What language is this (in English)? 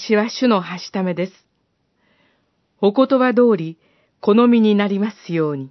Japanese